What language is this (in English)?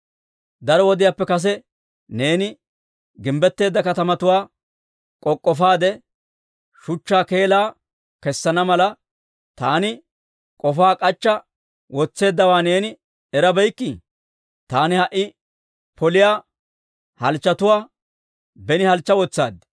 Dawro